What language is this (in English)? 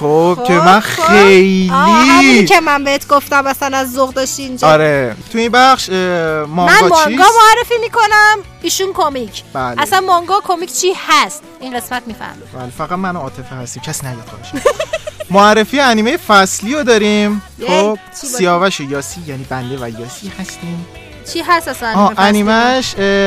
Persian